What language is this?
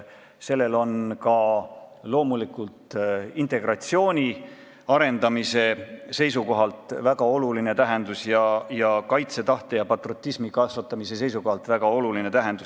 Estonian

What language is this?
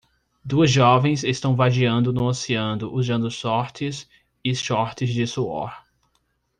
Portuguese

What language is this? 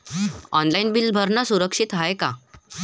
Marathi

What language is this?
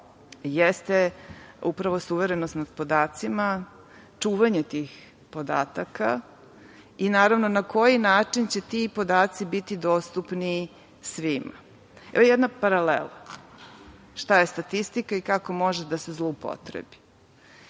Serbian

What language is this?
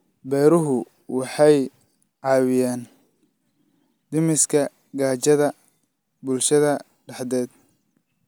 Somali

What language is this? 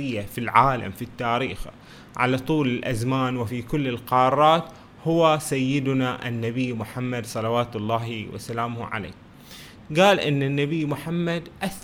Arabic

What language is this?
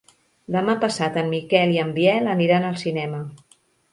Catalan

